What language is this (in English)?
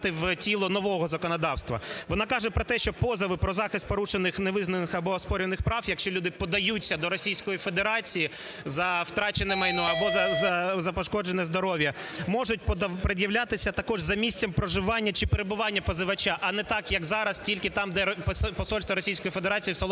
Ukrainian